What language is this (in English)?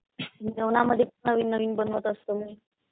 Marathi